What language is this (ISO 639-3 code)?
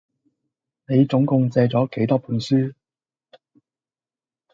yue